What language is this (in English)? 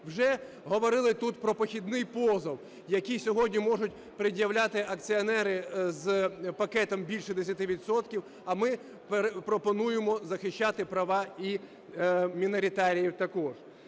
Ukrainian